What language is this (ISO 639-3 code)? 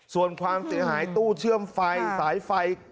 tha